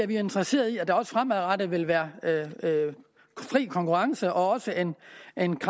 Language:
Danish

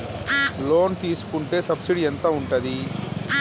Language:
Telugu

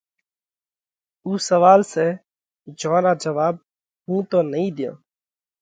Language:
Parkari Koli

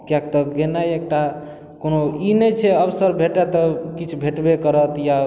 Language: Maithili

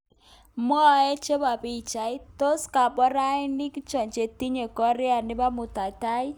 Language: Kalenjin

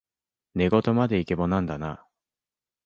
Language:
Japanese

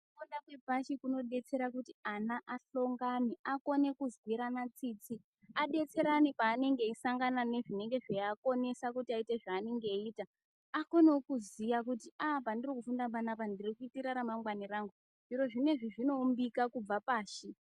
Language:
Ndau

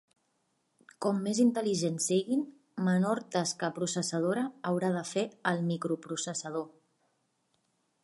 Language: Catalan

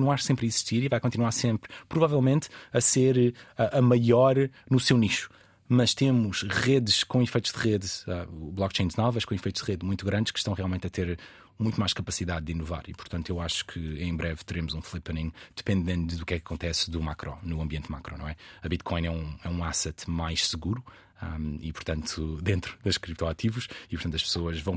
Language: Portuguese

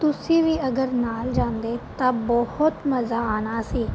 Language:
Punjabi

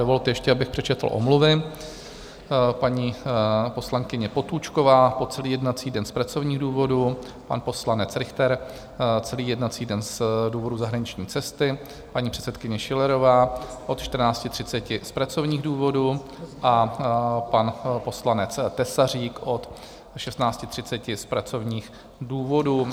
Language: Czech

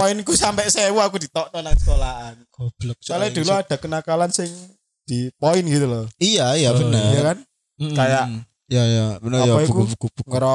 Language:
Indonesian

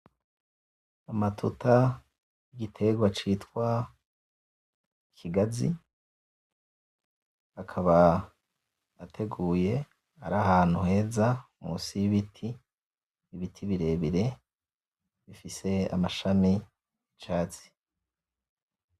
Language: Rundi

